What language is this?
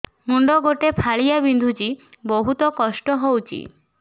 Odia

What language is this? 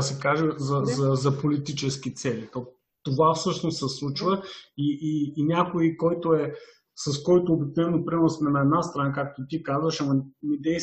Bulgarian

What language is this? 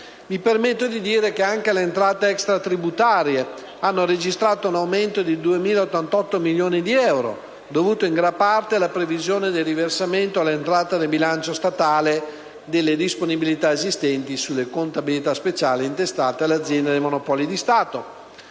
Italian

